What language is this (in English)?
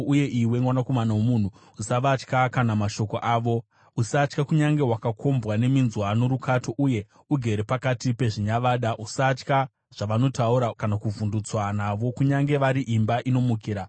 Shona